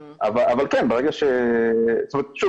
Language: Hebrew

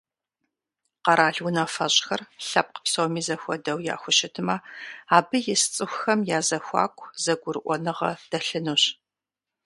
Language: Kabardian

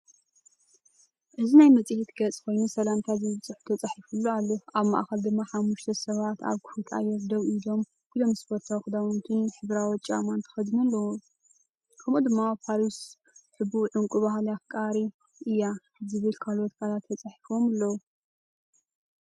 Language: Tigrinya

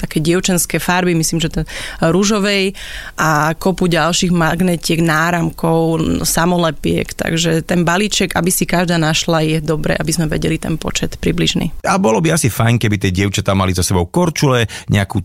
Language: Slovak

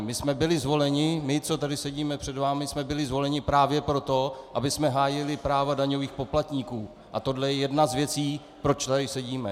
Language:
Czech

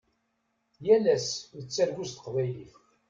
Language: Kabyle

